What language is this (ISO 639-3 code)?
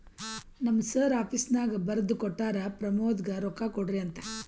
kan